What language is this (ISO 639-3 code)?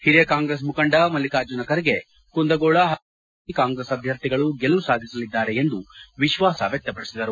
kan